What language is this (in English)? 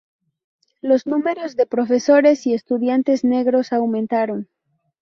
Spanish